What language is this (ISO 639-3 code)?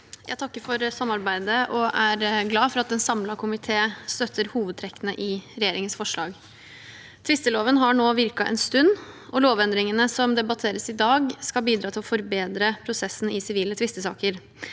nor